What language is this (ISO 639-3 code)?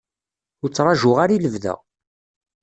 kab